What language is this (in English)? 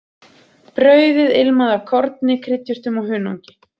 Icelandic